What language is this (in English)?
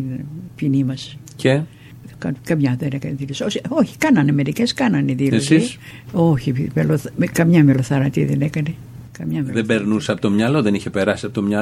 Greek